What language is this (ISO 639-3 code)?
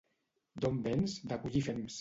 cat